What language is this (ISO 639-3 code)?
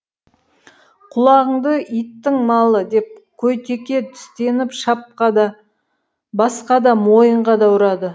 kaz